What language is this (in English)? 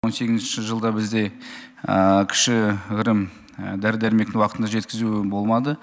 Kazakh